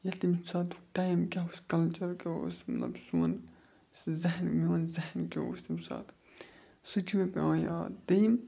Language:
Kashmiri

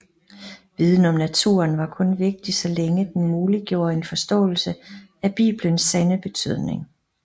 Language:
Danish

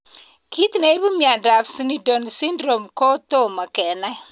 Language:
Kalenjin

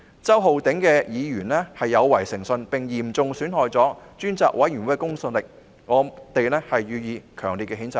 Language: Cantonese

